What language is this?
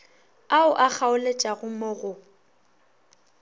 Northern Sotho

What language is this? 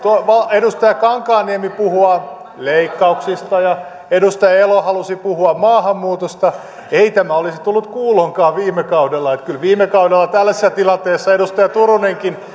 Finnish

